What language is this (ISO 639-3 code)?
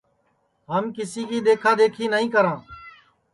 ssi